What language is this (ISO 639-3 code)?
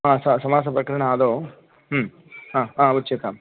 san